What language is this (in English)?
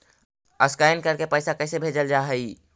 Magahi